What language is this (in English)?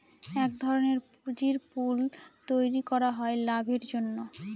Bangla